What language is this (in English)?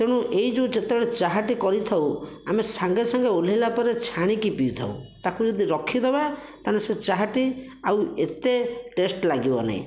Odia